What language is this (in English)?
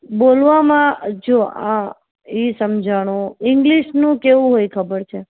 Gujarati